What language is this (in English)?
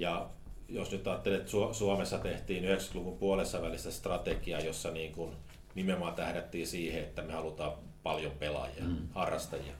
Finnish